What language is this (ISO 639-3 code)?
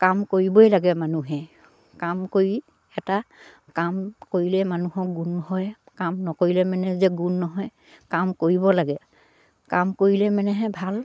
asm